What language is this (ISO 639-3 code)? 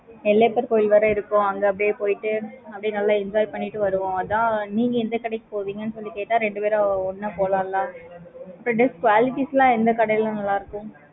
tam